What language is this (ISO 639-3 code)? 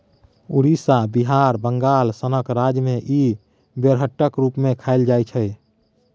mai